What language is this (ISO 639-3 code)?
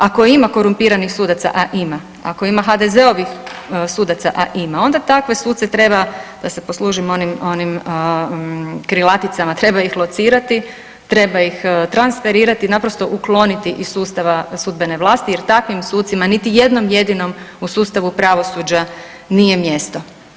hrv